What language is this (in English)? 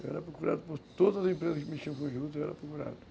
Portuguese